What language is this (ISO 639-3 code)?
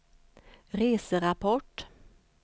swe